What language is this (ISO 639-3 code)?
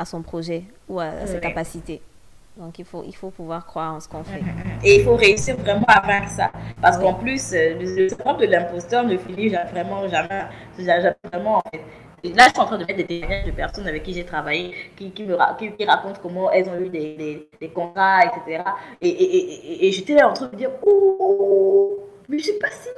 fra